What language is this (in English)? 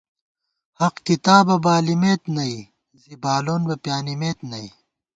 Gawar-Bati